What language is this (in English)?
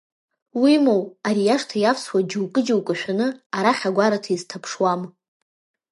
Abkhazian